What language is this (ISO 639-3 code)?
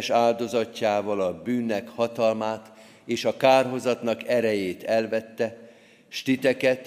hun